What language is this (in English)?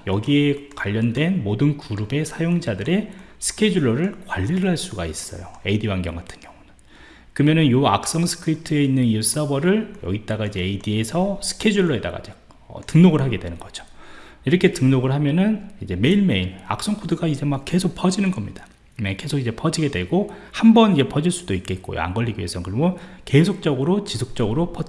Korean